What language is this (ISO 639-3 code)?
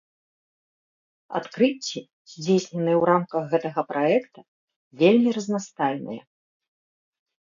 bel